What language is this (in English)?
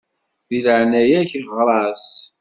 Kabyle